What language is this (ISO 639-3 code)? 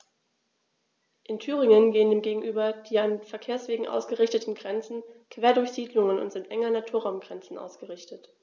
deu